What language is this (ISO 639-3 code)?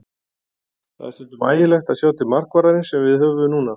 isl